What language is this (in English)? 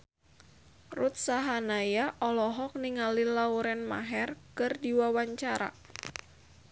Sundanese